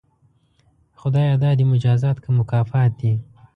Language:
Pashto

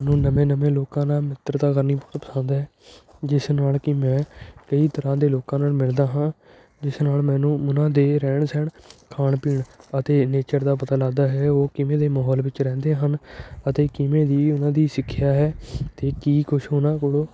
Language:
Punjabi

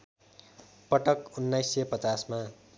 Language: Nepali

